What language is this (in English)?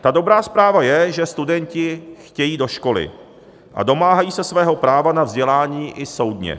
Czech